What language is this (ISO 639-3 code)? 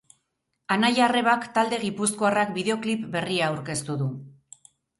eus